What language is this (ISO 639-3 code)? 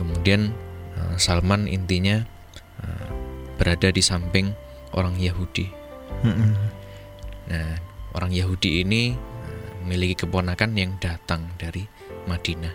ind